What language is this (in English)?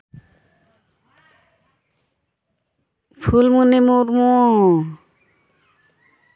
Santali